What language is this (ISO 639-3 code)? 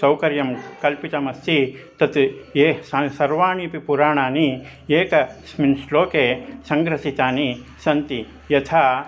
san